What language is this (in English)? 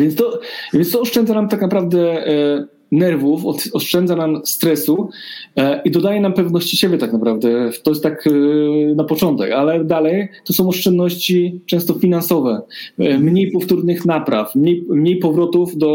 Polish